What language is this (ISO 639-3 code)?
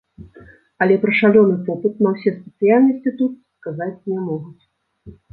bel